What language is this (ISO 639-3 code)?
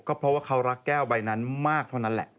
tha